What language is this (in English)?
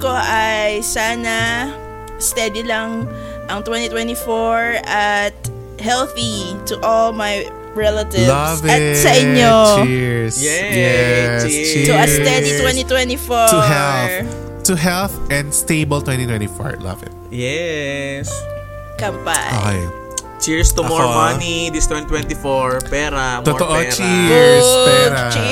Filipino